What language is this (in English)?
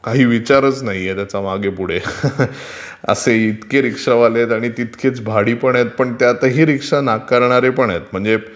Marathi